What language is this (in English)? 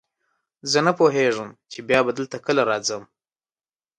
Pashto